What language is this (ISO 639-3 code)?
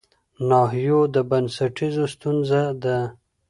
pus